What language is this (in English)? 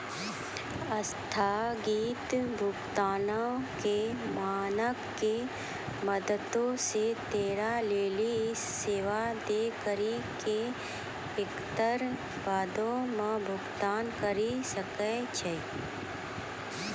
Maithili